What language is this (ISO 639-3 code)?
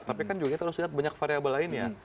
ind